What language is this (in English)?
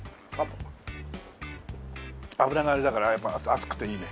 Japanese